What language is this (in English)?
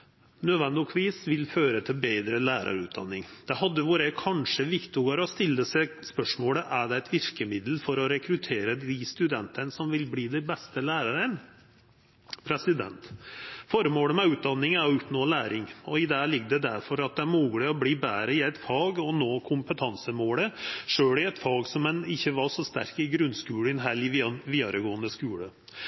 Norwegian Nynorsk